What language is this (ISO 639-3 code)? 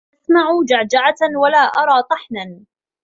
ara